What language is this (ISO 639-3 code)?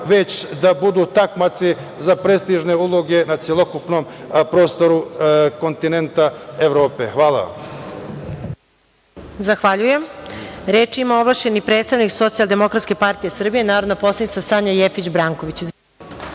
srp